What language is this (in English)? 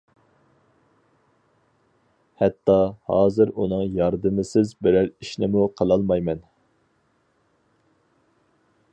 Uyghur